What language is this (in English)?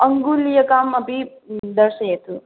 Sanskrit